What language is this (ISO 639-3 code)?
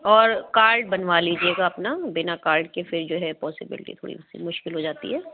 urd